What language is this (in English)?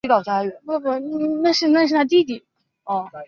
Chinese